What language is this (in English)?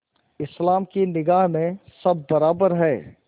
Hindi